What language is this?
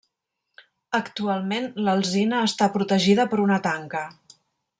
Catalan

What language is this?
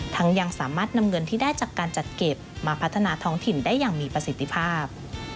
Thai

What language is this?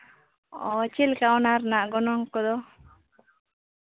Santali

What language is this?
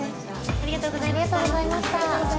Japanese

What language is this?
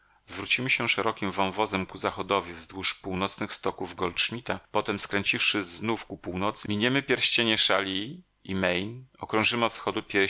Polish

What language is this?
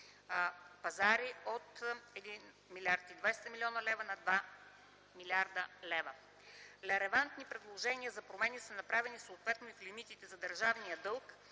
Bulgarian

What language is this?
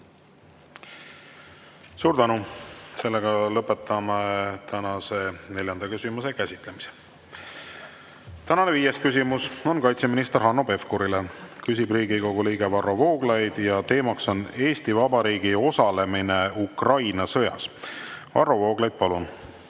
Estonian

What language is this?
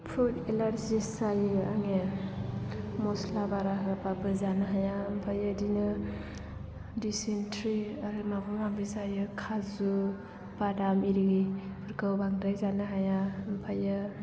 Bodo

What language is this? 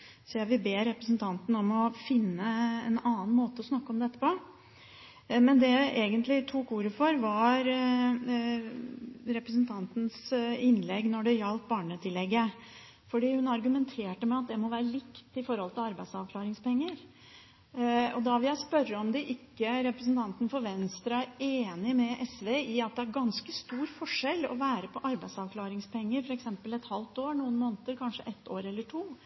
Norwegian Bokmål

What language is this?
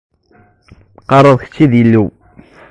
Kabyle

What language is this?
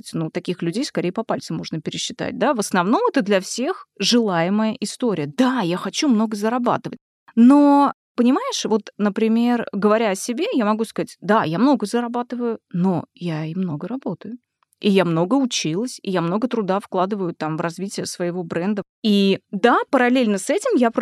Russian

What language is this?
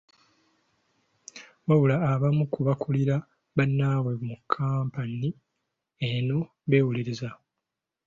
Ganda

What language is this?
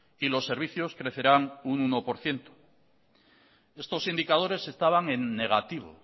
Spanish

